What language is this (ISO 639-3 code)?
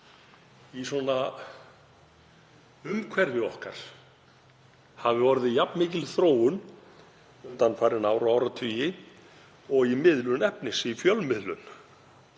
isl